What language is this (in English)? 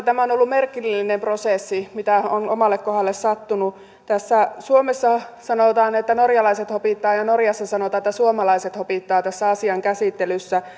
Finnish